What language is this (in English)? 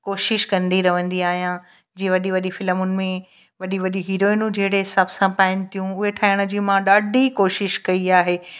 Sindhi